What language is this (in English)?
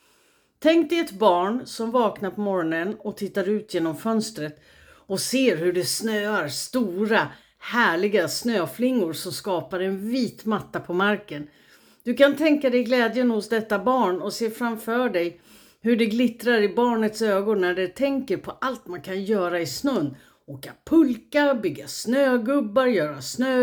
Swedish